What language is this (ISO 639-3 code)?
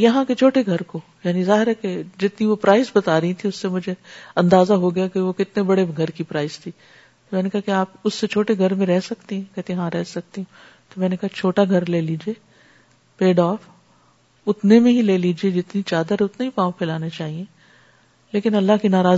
urd